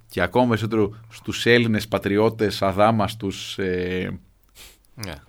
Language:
Greek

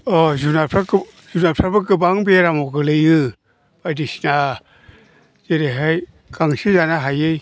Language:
Bodo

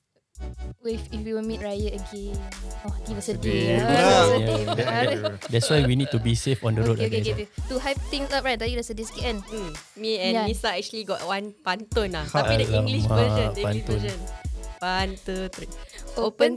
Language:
Malay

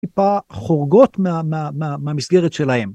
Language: Hebrew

